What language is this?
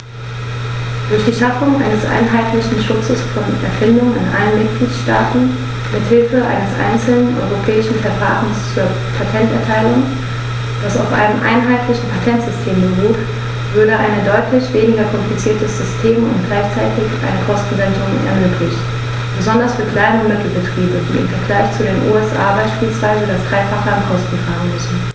German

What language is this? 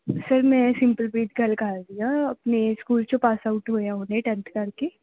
Punjabi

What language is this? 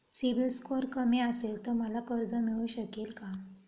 Marathi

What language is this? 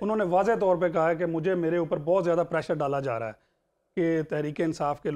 Hindi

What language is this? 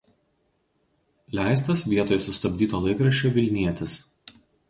Lithuanian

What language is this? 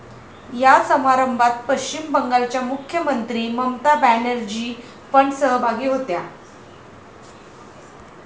Marathi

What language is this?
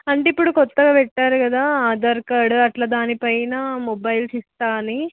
Telugu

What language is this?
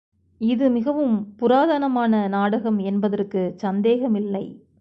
Tamil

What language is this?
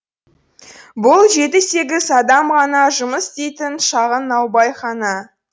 Kazakh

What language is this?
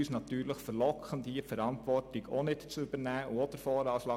Swiss German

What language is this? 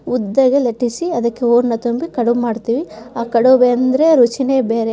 Kannada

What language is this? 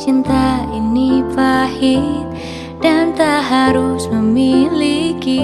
Indonesian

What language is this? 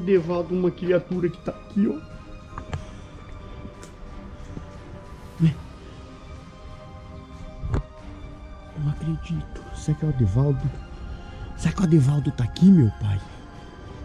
Portuguese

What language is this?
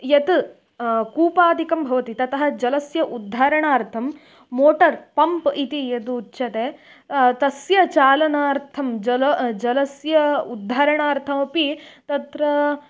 Sanskrit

